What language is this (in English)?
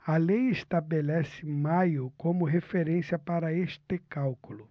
Portuguese